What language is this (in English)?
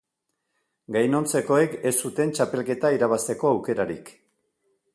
Basque